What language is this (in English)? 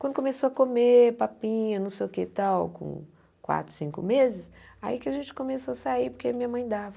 Portuguese